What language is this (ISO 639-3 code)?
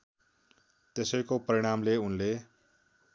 nep